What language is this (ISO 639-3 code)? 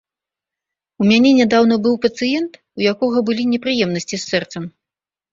bel